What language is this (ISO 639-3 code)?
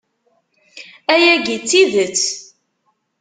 kab